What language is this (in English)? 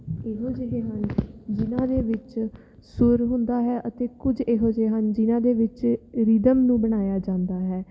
Punjabi